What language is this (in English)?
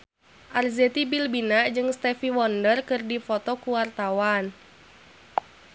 Sundanese